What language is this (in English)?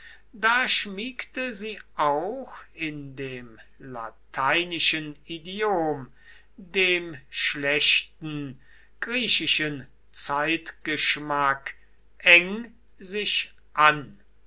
German